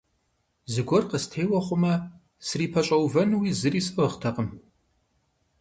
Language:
Kabardian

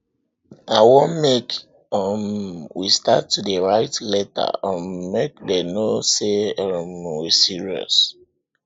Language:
Nigerian Pidgin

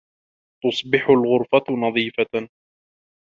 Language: Arabic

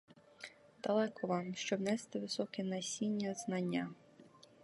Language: Ukrainian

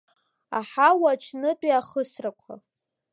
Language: Abkhazian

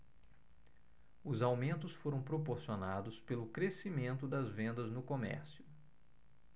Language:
Portuguese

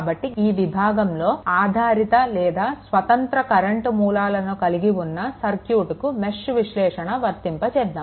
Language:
Telugu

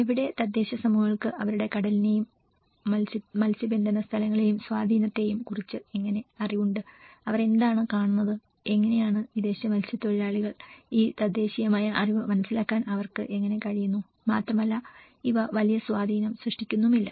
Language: Malayalam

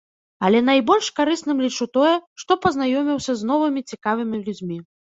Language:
Belarusian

